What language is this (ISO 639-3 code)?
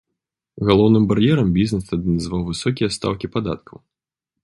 bel